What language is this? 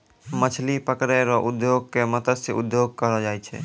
Maithili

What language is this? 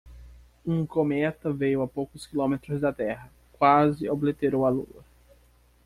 Portuguese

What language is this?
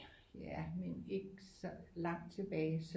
Danish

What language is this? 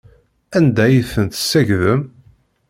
Kabyle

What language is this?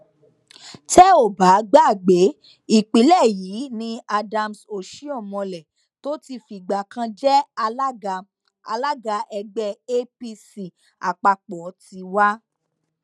Yoruba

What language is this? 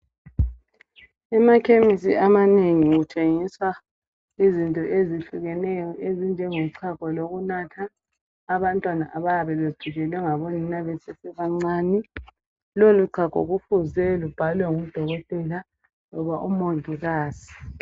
North Ndebele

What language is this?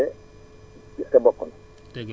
Wolof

